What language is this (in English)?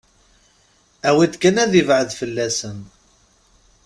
Kabyle